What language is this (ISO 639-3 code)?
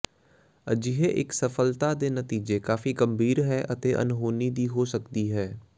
pan